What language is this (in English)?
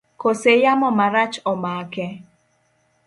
Luo (Kenya and Tanzania)